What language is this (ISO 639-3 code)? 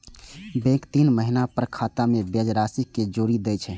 mai